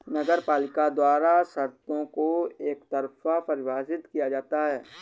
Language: Hindi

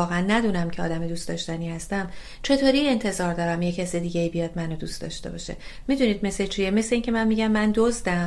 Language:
Persian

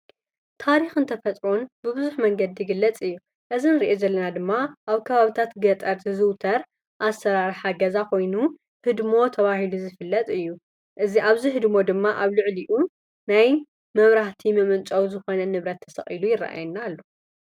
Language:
Tigrinya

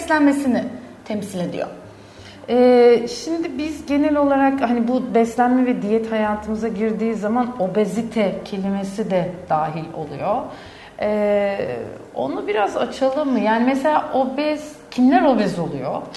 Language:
Turkish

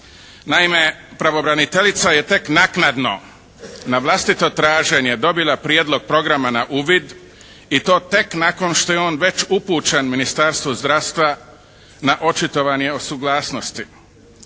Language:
Croatian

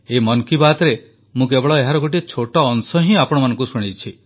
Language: Odia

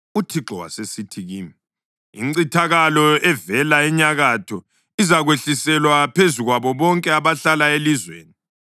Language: North Ndebele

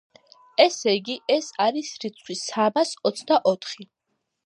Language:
Georgian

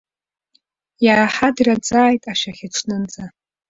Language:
Abkhazian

